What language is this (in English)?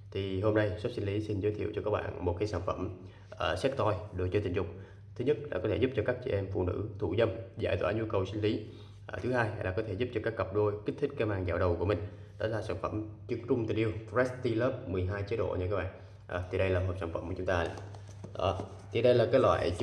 Vietnamese